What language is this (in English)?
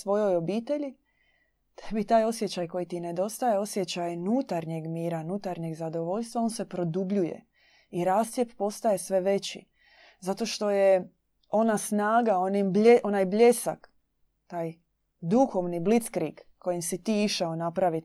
Croatian